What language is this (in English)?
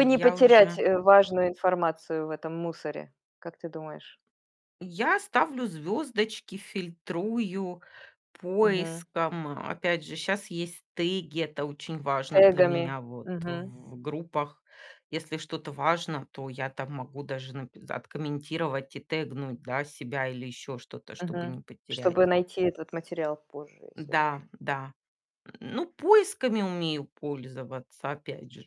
Russian